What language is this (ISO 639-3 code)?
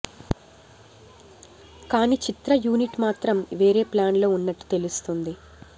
tel